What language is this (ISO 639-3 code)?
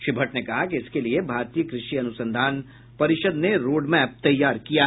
hin